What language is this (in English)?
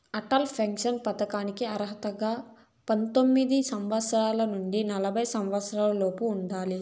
Telugu